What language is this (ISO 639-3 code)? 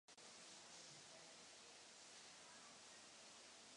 ces